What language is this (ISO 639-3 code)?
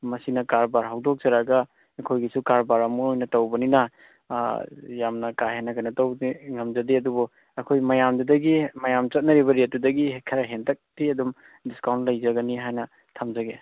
mni